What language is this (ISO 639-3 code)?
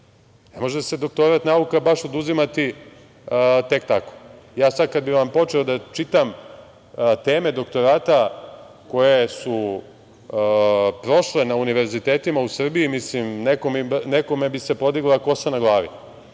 srp